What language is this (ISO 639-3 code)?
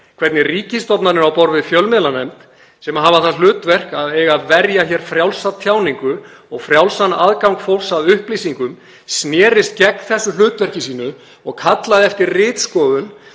isl